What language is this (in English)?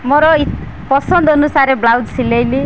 Odia